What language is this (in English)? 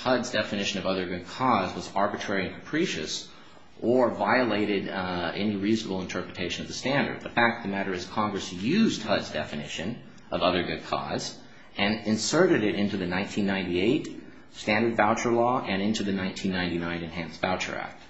English